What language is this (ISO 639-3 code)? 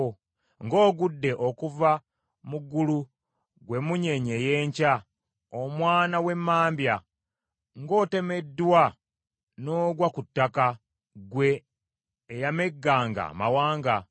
lug